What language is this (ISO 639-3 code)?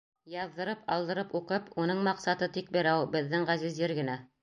bak